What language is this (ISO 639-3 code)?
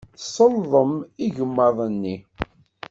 kab